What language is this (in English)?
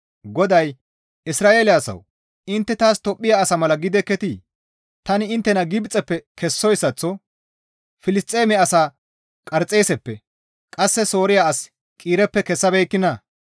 Gamo